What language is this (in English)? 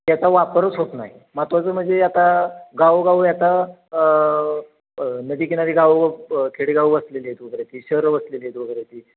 Marathi